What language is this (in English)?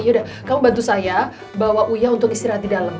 Indonesian